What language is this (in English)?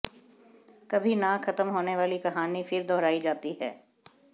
Hindi